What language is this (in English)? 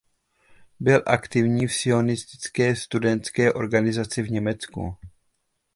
Czech